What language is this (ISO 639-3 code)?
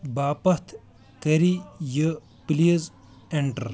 kas